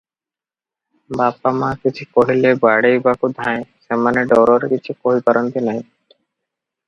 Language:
Odia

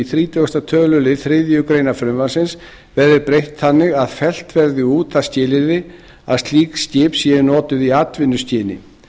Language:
Icelandic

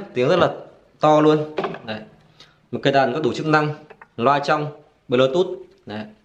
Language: Vietnamese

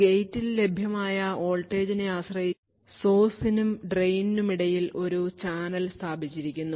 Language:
Malayalam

